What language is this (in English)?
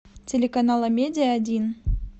Russian